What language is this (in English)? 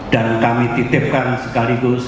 Indonesian